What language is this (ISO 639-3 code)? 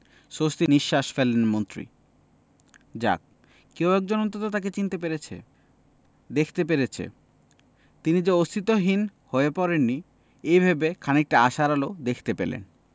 ben